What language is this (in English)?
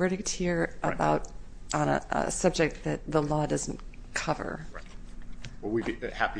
English